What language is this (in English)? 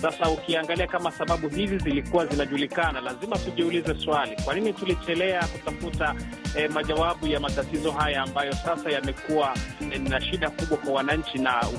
Swahili